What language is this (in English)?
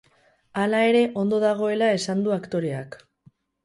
Basque